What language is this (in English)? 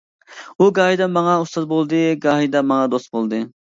Uyghur